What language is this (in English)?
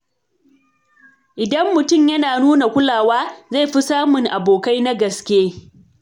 Hausa